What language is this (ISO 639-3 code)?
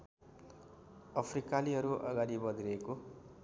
nep